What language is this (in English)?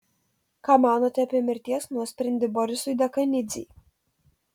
Lithuanian